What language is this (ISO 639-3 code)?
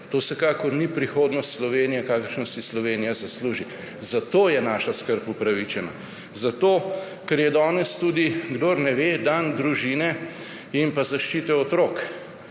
slv